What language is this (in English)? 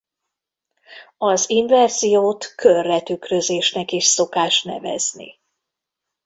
Hungarian